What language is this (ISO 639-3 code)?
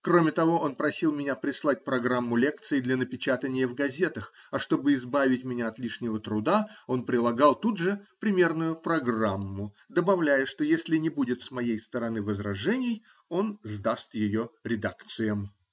rus